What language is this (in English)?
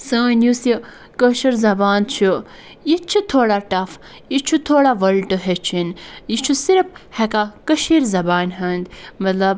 Kashmiri